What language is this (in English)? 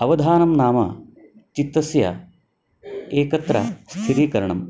Sanskrit